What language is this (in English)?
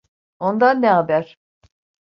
Turkish